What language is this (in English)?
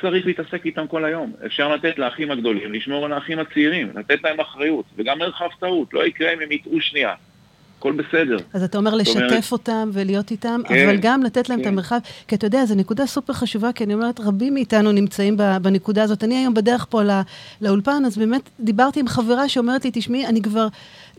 Hebrew